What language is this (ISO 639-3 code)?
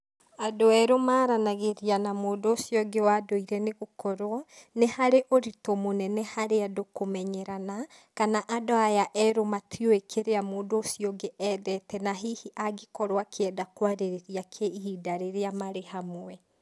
kik